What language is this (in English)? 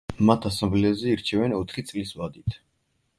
Georgian